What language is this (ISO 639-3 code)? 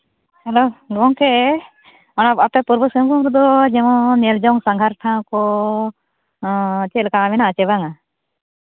sat